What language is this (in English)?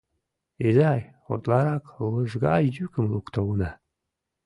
Mari